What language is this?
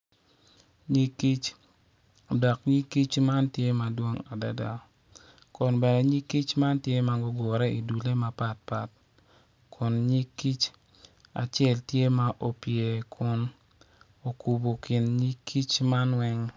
Acoli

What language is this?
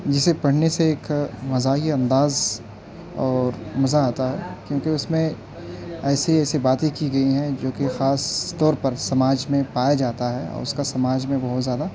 Urdu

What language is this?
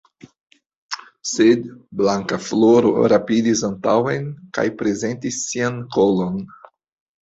Esperanto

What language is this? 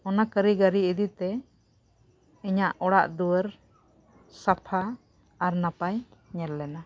Santali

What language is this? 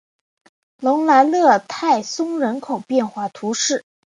Chinese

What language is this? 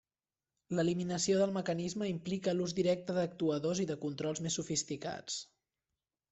Catalan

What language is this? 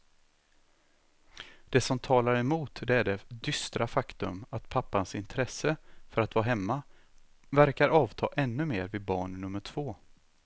Swedish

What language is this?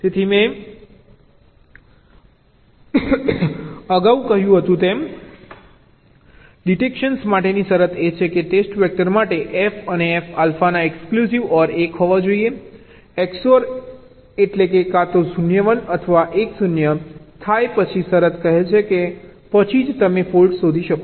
Gujarati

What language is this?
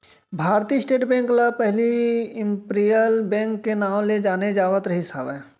Chhattisgarhi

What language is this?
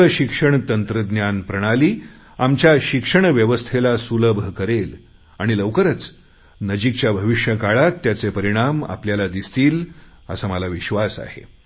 Marathi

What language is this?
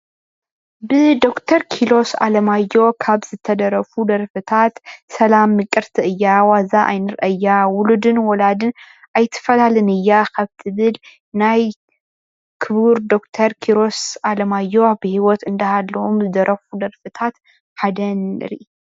Tigrinya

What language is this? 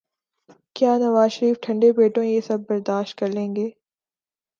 Urdu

